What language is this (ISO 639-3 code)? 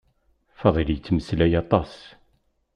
kab